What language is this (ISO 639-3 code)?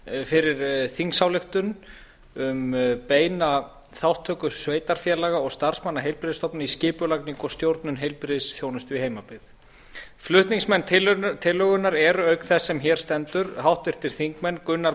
isl